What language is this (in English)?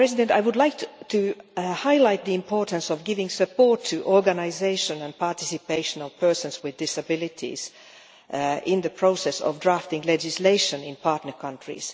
English